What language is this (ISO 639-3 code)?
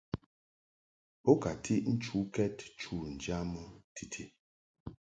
mhk